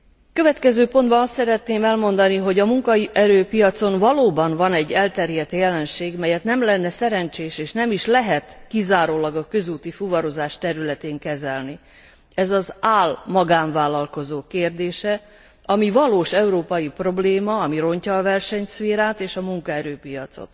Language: Hungarian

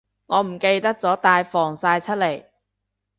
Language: Cantonese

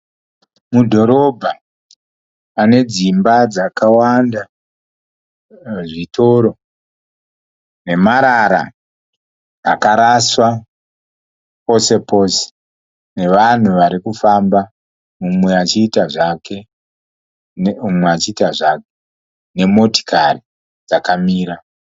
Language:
Shona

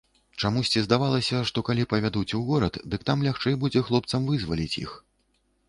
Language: Belarusian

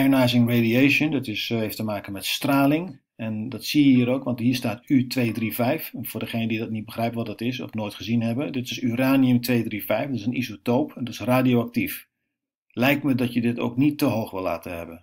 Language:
Dutch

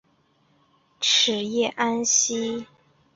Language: Chinese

